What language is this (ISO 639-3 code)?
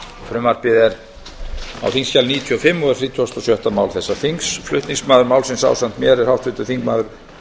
isl